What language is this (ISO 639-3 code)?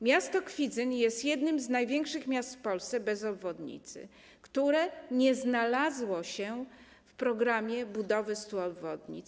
pol